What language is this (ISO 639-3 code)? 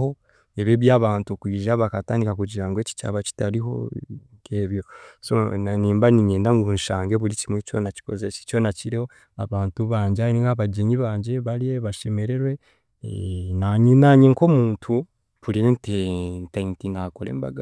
cgg